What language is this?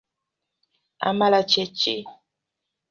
Ganda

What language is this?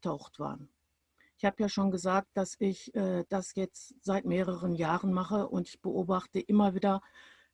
German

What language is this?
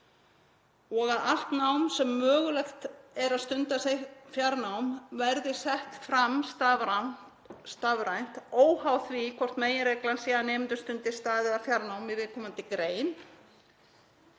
Icelandic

